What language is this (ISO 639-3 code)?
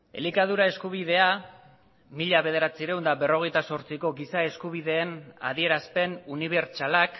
eus